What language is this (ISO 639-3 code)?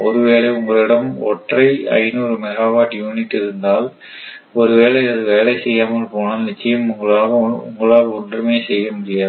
tam